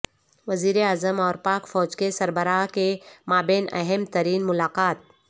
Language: Urdu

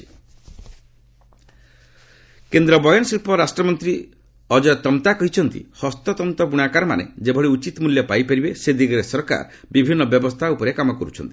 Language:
Odia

